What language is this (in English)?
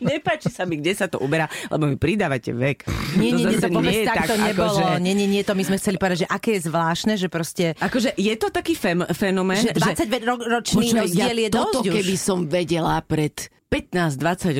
Slovak